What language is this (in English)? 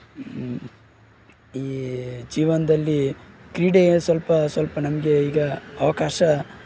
Kannada